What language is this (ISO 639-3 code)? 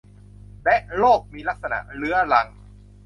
tha